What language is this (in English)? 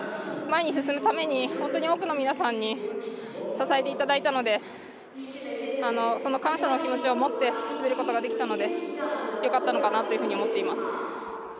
Japanese